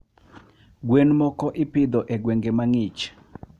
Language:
Luo (Kenya and Tanzania)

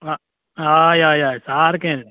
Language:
Konkani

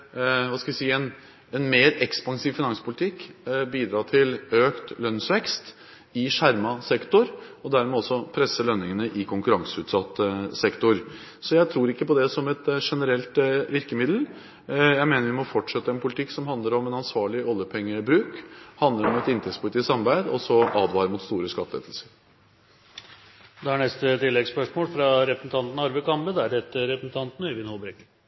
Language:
Norwegian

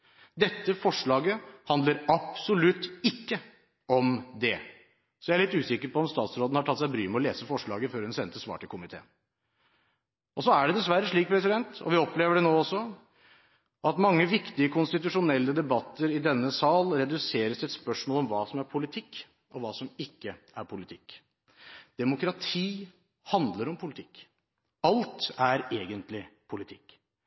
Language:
Norwegian Bokmål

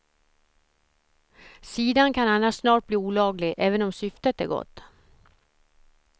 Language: Swedish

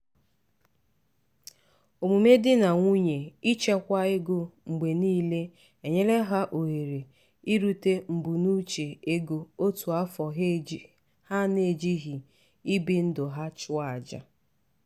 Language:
Igbo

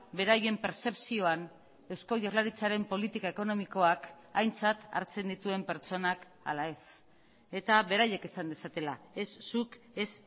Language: Basque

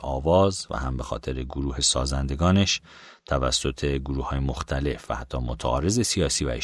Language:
Persian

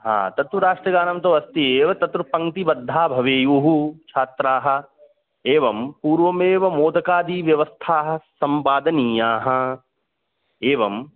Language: Sanskrit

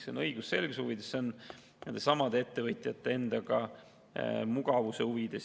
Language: Estonian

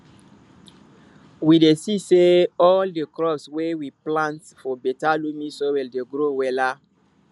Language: Nigerian Pidgin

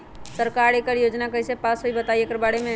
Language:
Magahi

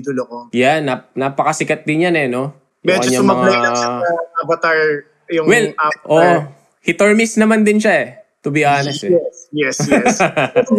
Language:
Filipino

